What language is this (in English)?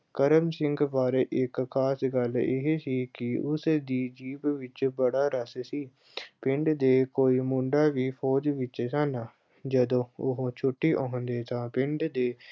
Punjabi